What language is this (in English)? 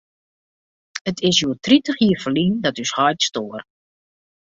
Western Frisian